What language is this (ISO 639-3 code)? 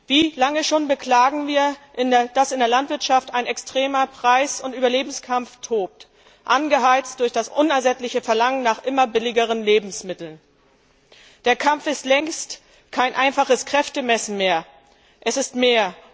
deu